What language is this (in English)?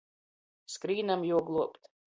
Latgalian